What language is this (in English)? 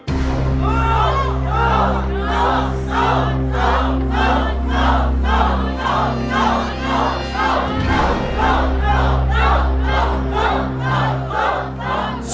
Thai